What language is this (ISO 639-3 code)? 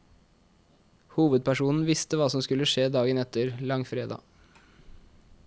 nor